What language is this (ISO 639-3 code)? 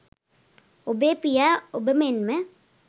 sin